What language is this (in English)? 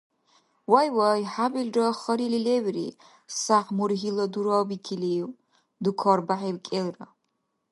Dargwa